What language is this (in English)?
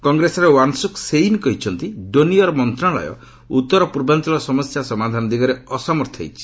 Odia